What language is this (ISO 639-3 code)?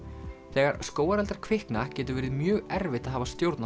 isl